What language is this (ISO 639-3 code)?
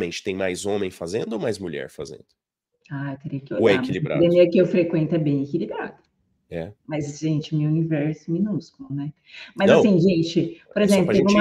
por